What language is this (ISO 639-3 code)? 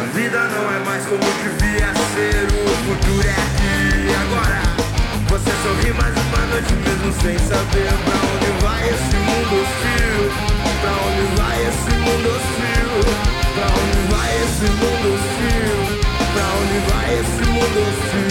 por